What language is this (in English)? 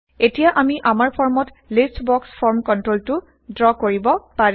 Assamese